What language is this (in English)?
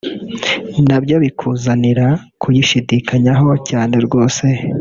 Kinyarwanda